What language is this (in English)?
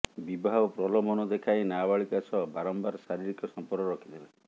Odia